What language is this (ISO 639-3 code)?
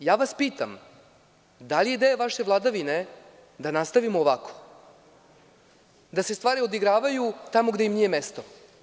srp